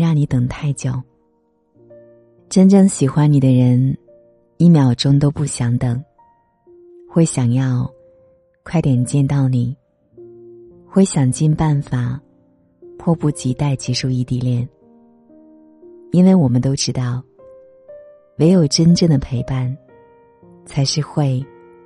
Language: Chinese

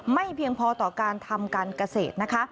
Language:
Thai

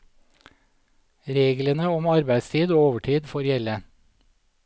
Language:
Norwegian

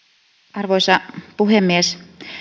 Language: Finnish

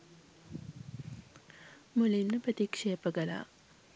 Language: Sinhala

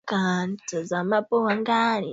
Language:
Swahili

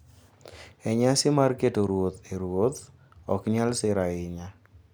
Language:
Luo (Kenya and Tanzania)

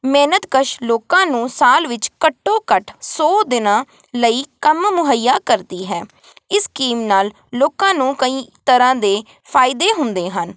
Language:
Punjabi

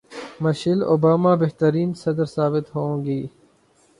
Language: Urdu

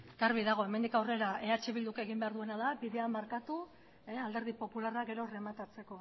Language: Basque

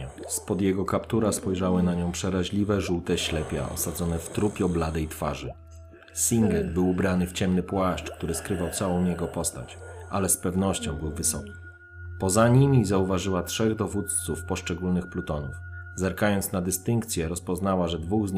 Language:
Polish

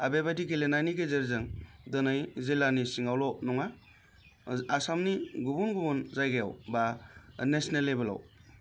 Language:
Bodo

